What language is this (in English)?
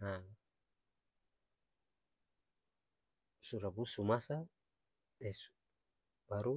Ambonese Malay